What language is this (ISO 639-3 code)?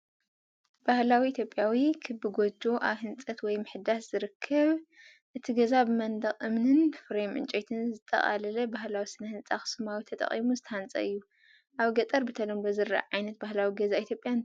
tir